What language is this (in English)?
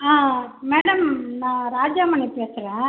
Tamil